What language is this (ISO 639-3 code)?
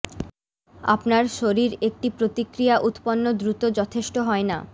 ben